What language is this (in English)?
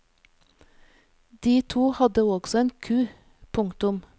Norwegian